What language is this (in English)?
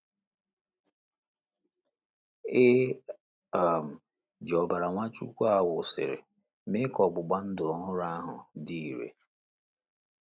Igbo